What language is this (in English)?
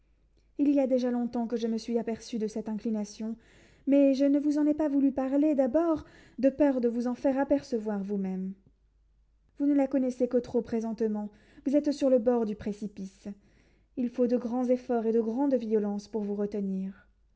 French